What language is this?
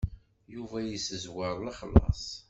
Kabyle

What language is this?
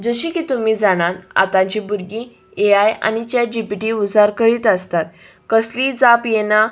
Konkani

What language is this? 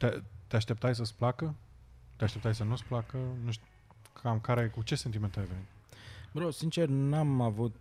Romanian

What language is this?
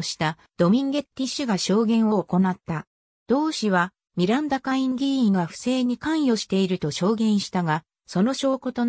Japanese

